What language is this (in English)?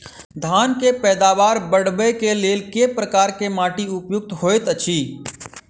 Maithili